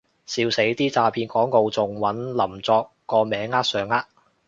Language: Cantonese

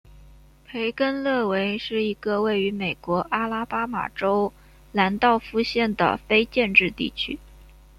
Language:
Chinese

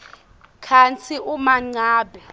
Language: Swati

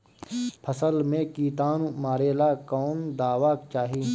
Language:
Bhojpuri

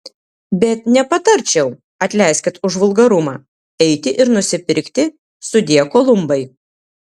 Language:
Lithuanian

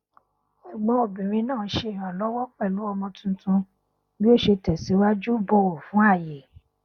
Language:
Yoruba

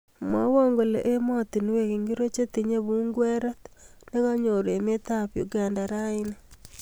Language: Kalenjin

